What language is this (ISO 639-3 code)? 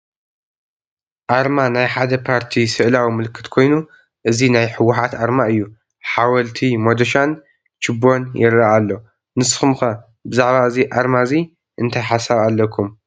tir